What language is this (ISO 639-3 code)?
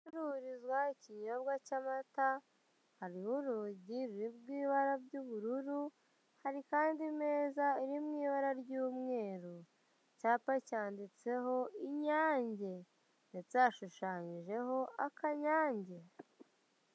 kin